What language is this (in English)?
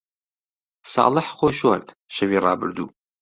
Central Kurdish